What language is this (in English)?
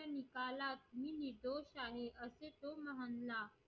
Marathi